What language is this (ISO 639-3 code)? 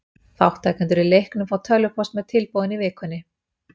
isl